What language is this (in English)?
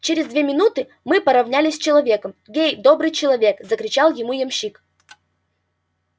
Russian